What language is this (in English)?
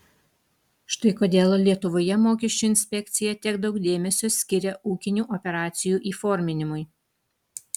Lithuanian